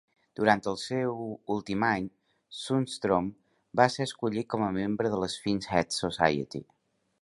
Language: Catalan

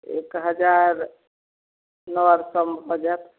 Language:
Maithili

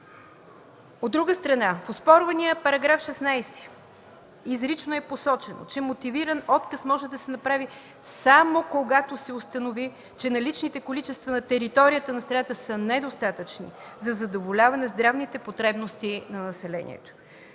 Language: Bulgarian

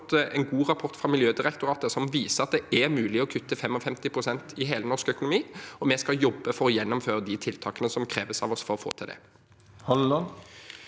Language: Norwegian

